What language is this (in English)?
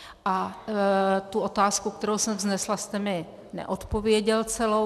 Czech